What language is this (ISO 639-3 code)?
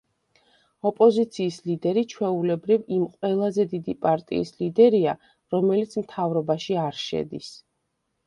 kat